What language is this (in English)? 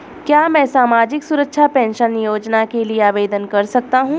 Hindi